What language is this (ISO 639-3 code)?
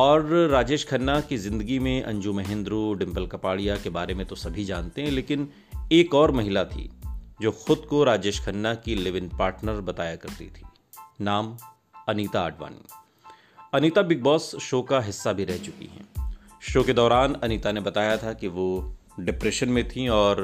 hin